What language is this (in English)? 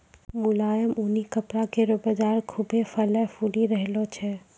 Maithili